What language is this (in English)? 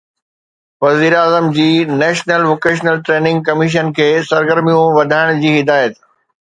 Sindhi